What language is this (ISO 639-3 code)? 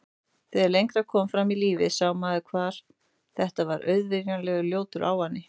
isl